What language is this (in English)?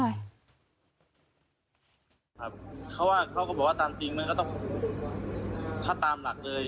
Thai